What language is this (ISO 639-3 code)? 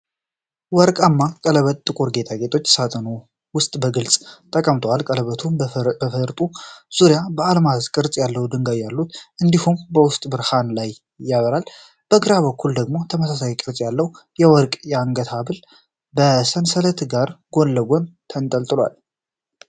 amh